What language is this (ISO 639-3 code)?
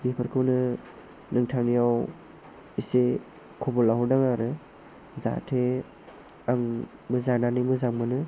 brx